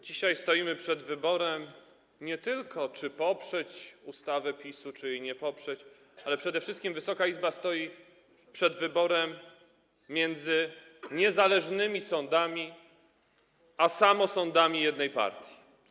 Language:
Polish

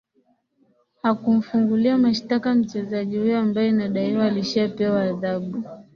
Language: Swahili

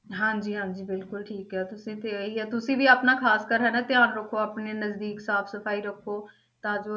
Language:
Punjabi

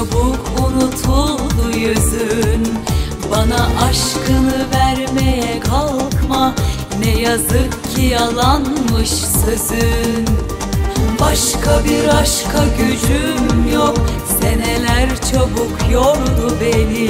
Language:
Turkish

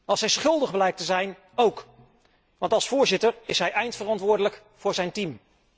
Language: Dutch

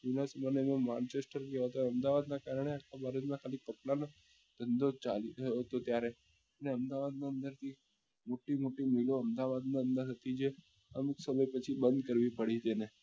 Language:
Gujarati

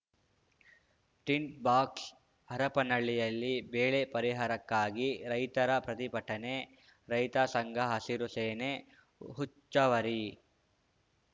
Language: Kannada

